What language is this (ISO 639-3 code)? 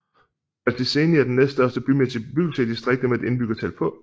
dan